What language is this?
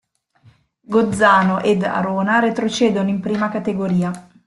Italian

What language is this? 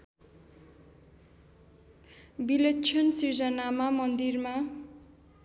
Nepali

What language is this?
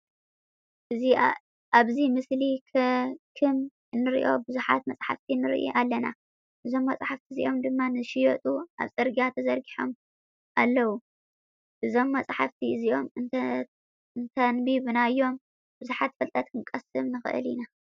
Tigrinya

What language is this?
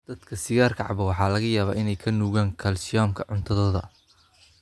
Somali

